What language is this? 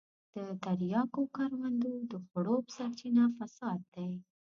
Pashto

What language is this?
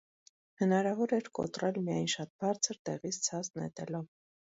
Armenian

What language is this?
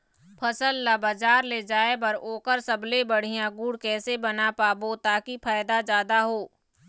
Chhattisgarhi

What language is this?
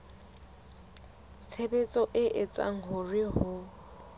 Southern Sotho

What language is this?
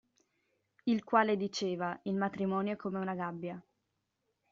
Italian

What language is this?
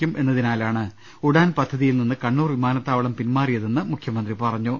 Malayalam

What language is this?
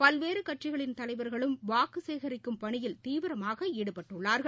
Tamil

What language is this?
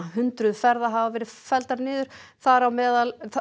Icelandic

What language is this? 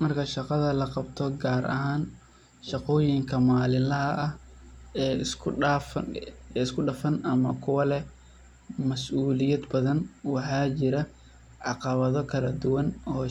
Somali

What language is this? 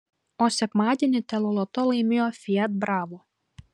Lithuanian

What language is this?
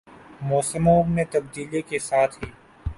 Urdu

